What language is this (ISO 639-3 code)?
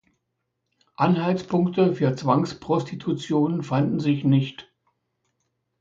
deu